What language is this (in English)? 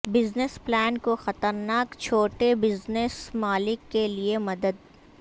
Urdu